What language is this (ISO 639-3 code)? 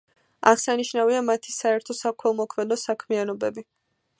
kat